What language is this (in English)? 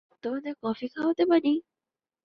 Bangla